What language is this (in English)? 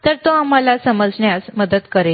Marathi